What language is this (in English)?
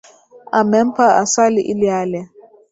Swahili